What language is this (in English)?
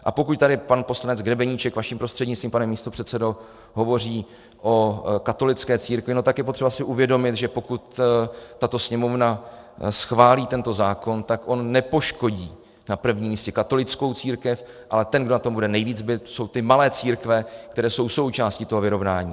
Czech